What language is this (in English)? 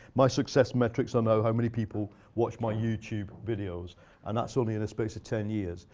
English